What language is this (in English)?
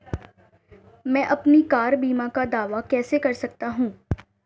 Hindi